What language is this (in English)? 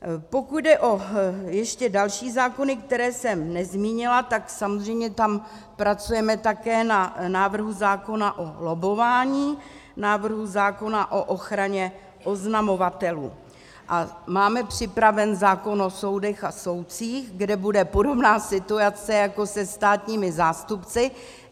Czech